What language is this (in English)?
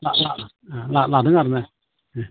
Bodo